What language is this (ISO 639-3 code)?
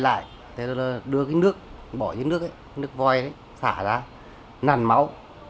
vie